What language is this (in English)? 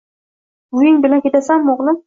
Uzbek